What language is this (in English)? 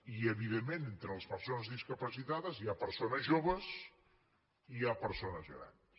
Catalan